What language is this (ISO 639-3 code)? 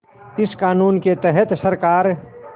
hin